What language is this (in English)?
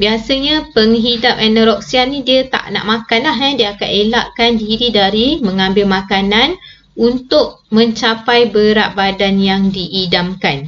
Malay